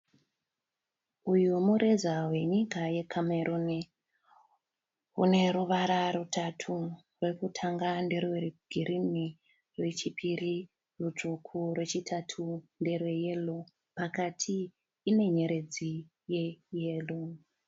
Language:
Shona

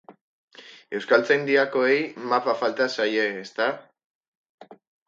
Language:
Basque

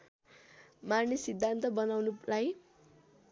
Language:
Nepali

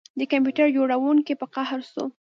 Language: Pashto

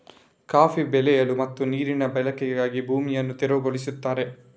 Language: Kannada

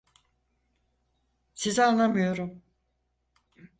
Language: Turkish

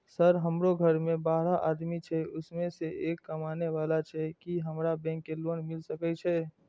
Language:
Maithili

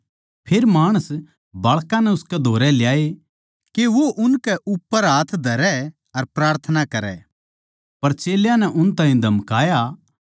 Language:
Haryanvi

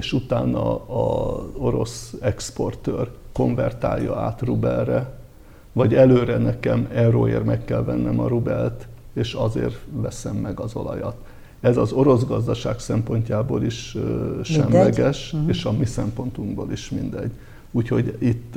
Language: Hungarian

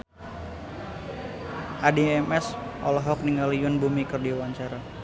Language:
Sundanese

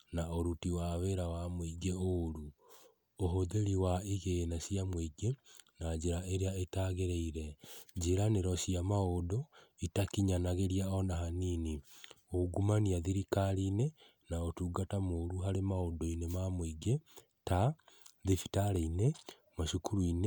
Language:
Kikuyu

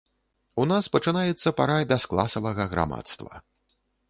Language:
Belarusian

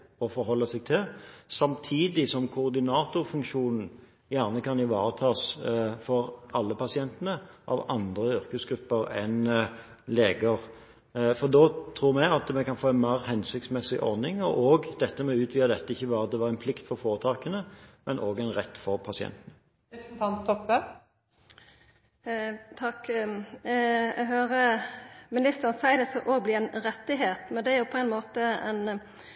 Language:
Norwegian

